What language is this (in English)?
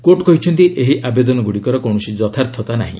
Odia